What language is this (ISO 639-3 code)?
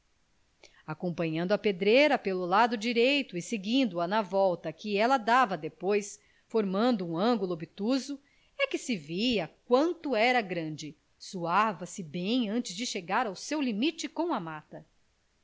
por